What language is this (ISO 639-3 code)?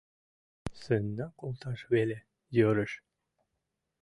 chm